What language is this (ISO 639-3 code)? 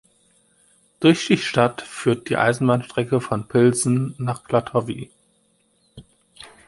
deu